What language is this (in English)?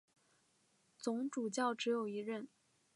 Chinese